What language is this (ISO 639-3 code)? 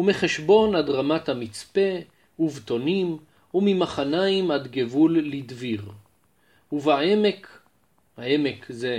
heb